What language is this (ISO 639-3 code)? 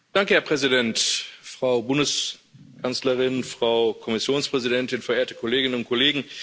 deu